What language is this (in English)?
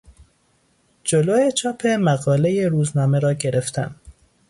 Persian